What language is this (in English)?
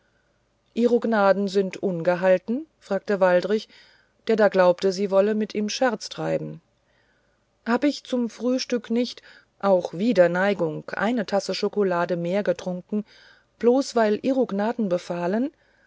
German